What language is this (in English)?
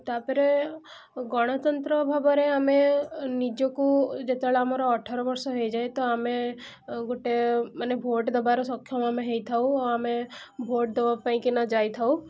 Odia